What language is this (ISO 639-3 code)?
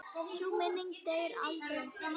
isl